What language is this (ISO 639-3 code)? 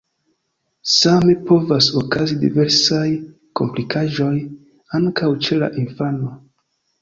epo